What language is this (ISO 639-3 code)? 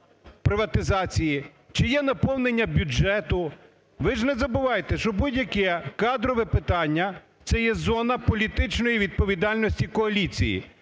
ukr